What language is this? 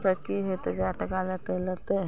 Maithili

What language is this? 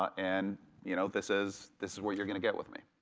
English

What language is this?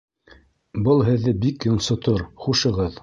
Bashkir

